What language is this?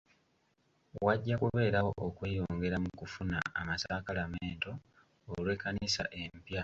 Ganda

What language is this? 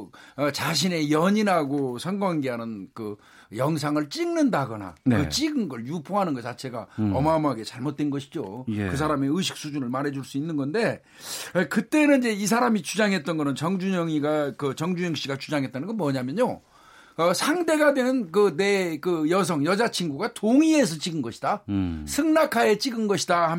Korean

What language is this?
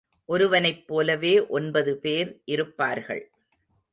Tamil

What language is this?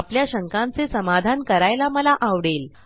Marathi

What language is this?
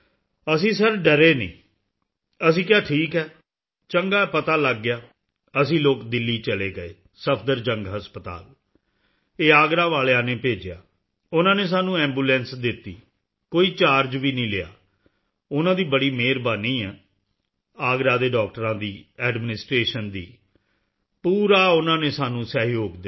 Punjabi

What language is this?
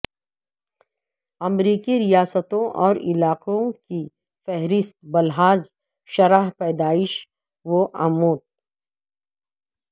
Urdu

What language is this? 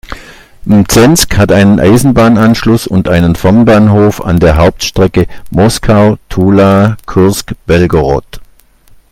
German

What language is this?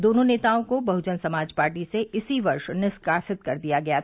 Hindi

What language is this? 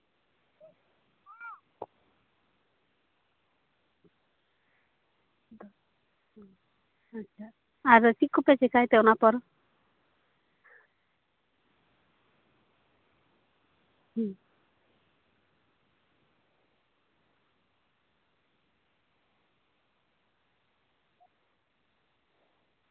Santali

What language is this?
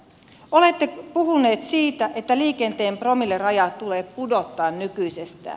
Finnish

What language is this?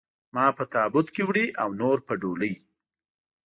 Pashto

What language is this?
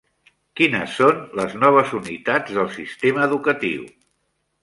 Catalan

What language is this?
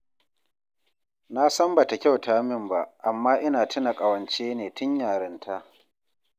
Hausa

